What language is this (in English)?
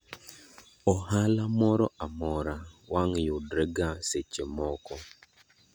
Luo (Kenya and Tanzania)